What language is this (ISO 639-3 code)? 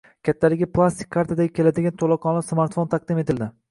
uzb